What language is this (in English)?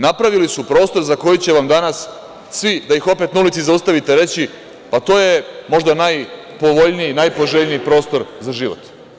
Serbian